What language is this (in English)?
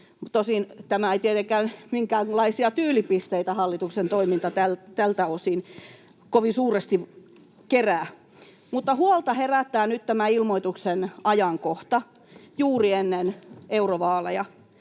Finnish